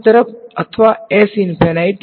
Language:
Gujarati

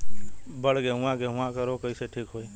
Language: Bhojpuri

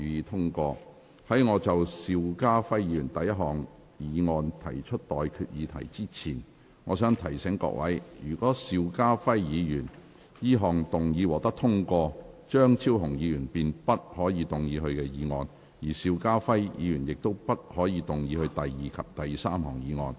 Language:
Cantonese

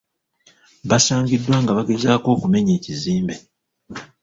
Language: Ganda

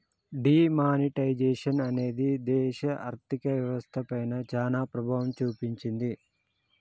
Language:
Telugu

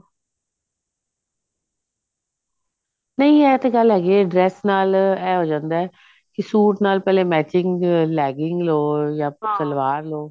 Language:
Punjabi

